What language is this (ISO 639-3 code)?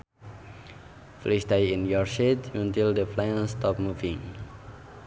sun